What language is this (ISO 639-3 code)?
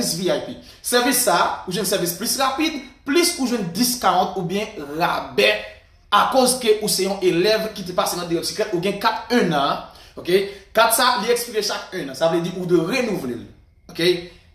fra